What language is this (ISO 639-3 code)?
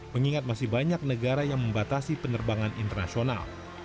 ind